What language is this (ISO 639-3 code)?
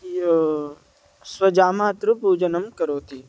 san